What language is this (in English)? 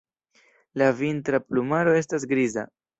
Esperanto